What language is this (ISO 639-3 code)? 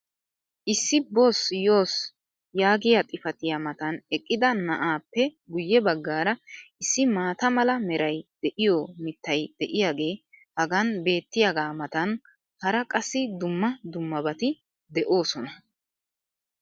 wal